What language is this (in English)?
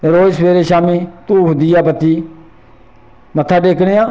Dogri